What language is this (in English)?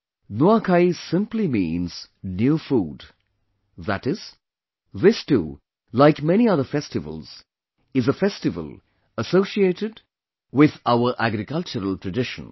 English